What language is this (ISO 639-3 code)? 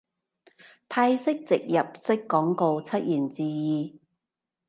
yue